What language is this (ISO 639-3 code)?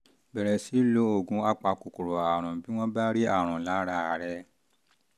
yor